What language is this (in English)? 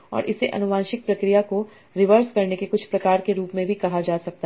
Hindi